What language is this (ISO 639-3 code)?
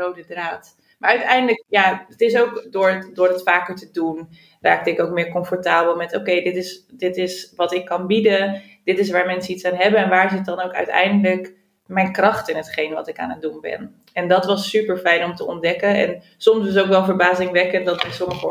nld